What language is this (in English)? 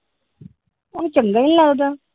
Punjabi